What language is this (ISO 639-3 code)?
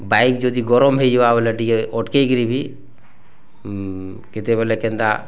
ori